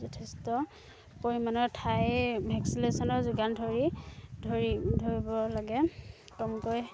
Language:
Assamese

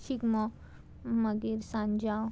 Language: Konkani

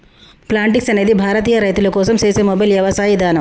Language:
Telugu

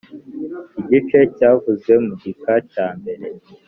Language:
Kinyarwanda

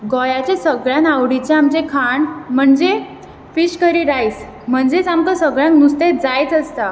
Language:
Konkani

